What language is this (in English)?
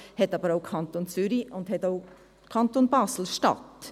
Swiss German